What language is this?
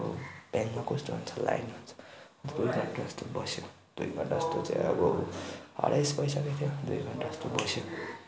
Nepali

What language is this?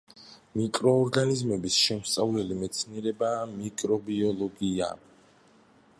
Georgian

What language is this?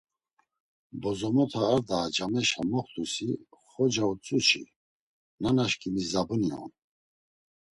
Laz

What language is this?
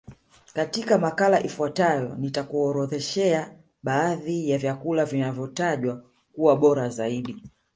Swahili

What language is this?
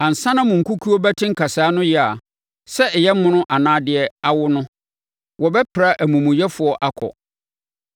Akan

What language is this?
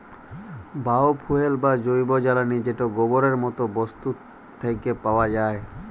Bangla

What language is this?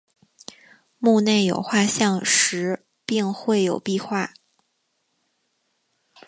Chinese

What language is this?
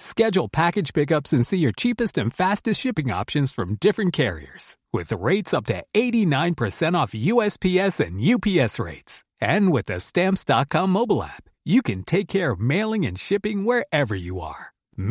Swedish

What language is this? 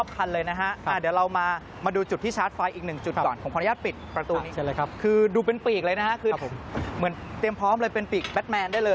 Thai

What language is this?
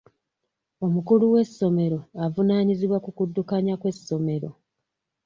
Ganda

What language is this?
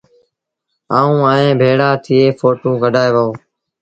Sindhi Bhil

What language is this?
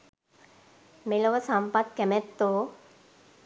Sinhala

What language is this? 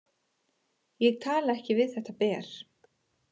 Icelandic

